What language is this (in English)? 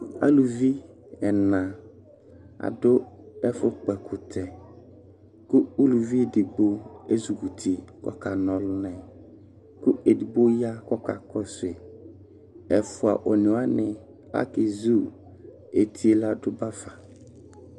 Ikposo